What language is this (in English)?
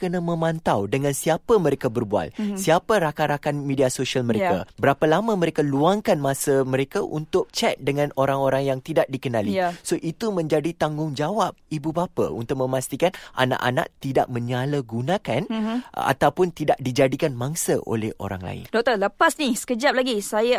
Malay